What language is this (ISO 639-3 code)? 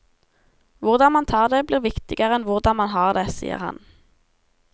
nor